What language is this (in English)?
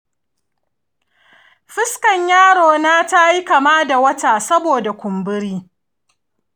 Hausa